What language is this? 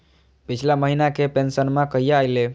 Magahi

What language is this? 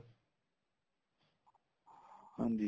Punjabi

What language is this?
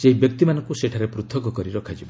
Odia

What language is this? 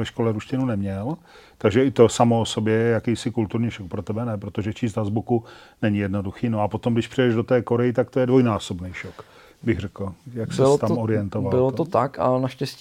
Czech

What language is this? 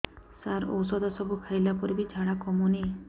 Odia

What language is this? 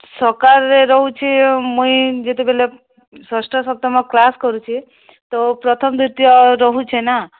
Odia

